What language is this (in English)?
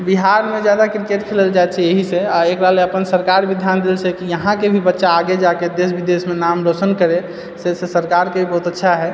Maithili